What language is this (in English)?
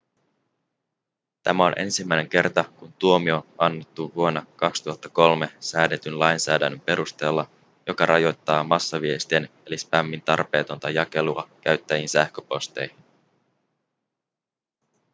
Finnish